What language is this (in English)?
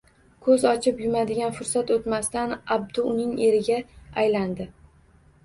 Uzbek